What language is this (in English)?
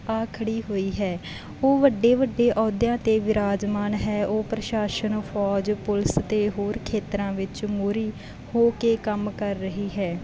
Punjabi